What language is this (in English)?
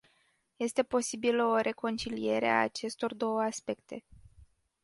Romanian